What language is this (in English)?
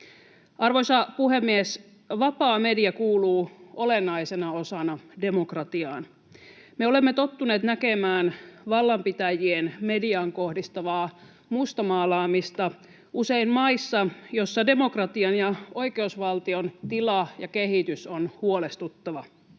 Finnish